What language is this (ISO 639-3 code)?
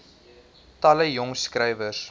afr